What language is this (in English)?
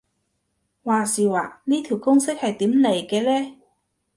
Cantonese